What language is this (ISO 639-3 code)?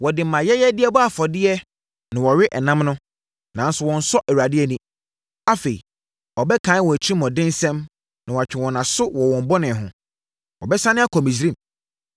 aka